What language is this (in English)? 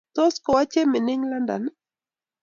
Kalenjin